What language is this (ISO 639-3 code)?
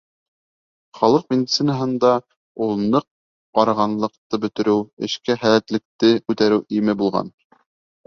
bak